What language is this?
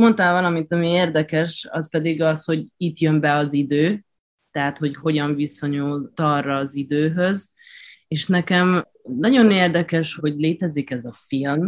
Hungarian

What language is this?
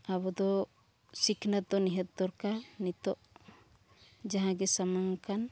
Santali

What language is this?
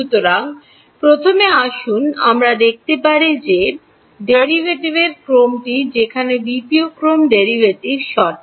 Bangla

